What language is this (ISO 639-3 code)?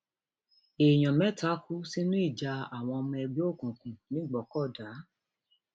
yor